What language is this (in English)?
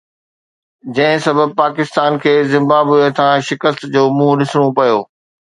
Sindhi